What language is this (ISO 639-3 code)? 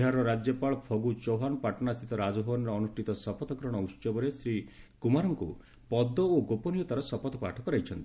ori